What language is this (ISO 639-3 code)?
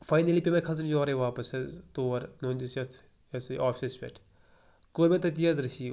kas